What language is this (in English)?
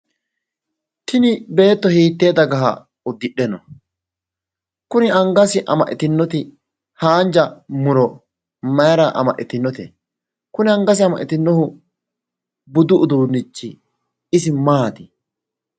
Sidamo